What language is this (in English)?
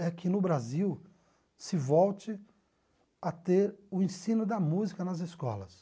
Portuguese